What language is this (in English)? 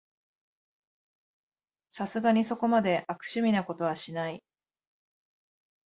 Japanese